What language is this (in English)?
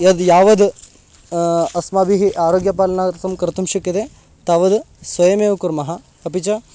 Sanskrit